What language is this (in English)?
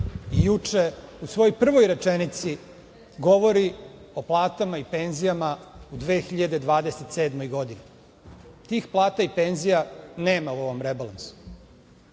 Serbian